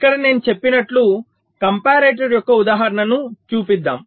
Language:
Telugu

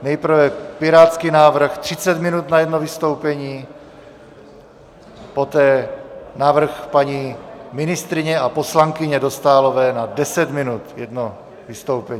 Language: Czech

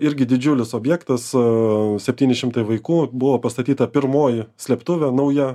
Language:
Lithuanian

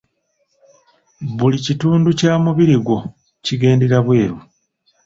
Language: Ganda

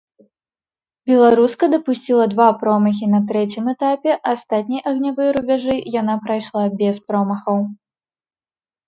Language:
Belarusian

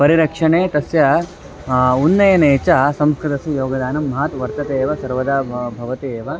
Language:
Sanskrit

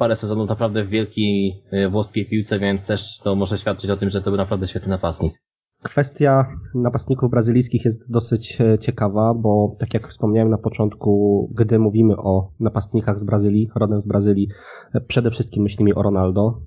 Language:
Polish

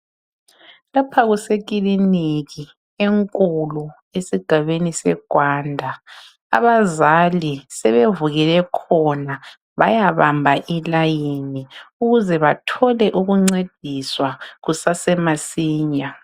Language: North Ndebele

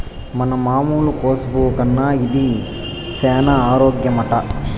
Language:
Telugu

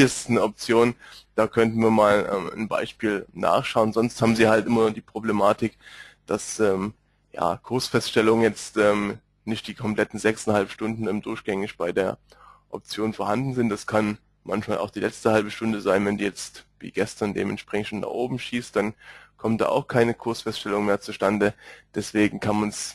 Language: German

